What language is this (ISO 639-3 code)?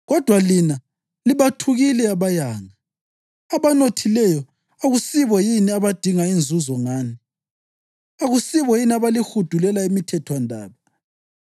nde